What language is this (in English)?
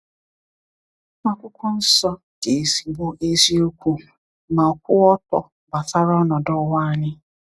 Igbo